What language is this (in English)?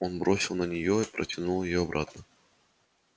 Russian